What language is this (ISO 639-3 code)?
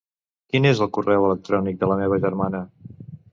cat